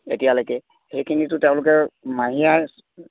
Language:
Assamese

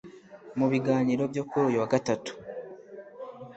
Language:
Kinyarwanda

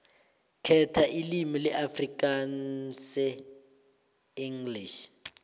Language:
South Ndebele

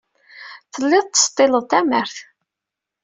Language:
Kabyle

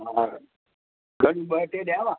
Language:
Sindhi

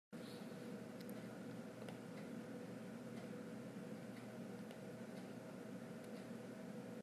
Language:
Hakha Chin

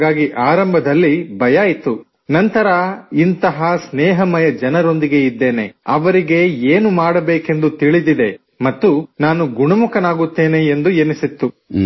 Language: Kannada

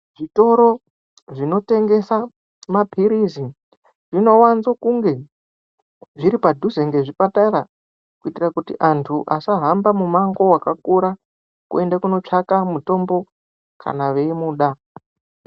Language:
Ndau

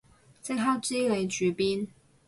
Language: Cantonese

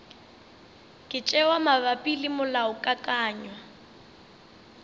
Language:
Northern Sotho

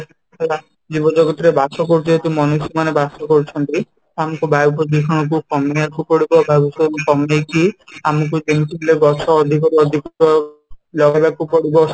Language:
Odia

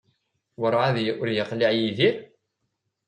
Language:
Kabyle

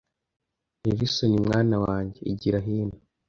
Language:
Kinyarwanda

